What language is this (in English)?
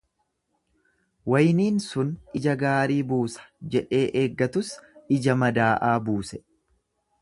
Oromo